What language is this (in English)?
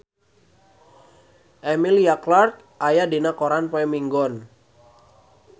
Sundanese